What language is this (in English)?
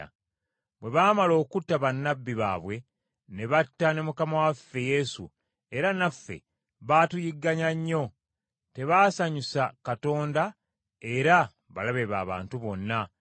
Ganda